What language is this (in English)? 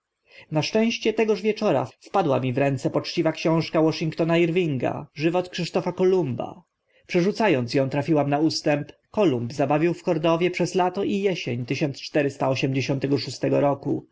Polish